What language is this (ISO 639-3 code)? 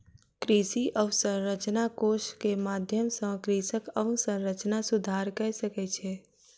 mai